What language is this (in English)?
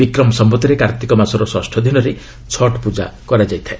Odia